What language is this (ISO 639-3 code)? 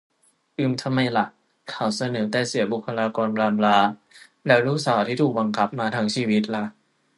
tha